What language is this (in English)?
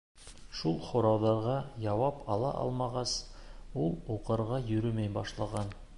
Bashkir